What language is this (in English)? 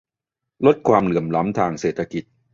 Thai